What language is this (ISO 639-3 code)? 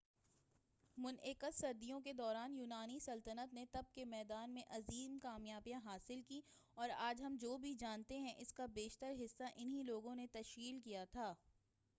urd